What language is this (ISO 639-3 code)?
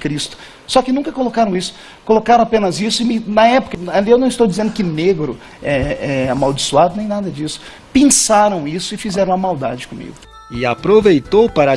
por